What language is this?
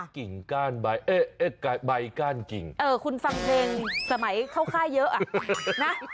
Thai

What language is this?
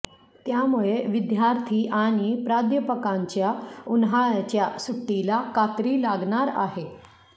Marathi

